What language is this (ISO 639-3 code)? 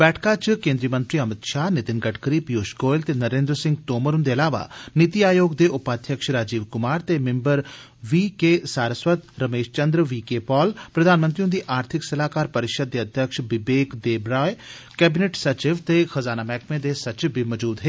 doi